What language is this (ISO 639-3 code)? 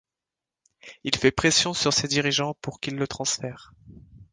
fra